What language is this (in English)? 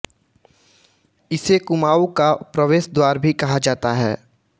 Hindi